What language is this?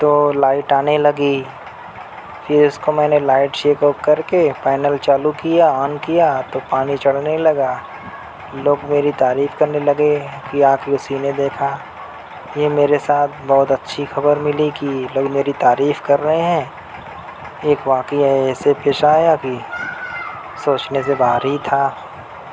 Urdu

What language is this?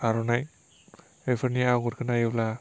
Bodo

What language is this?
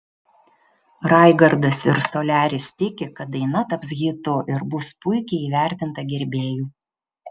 Lithuanian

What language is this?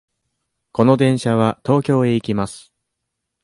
Japanese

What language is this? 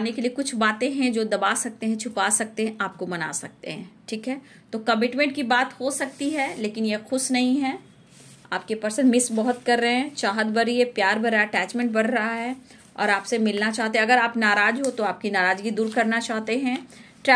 Hindi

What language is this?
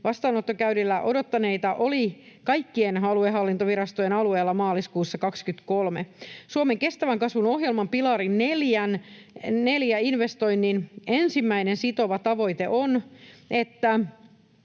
Finnish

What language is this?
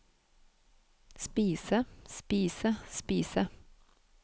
Norwegian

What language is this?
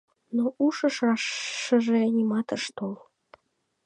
Mari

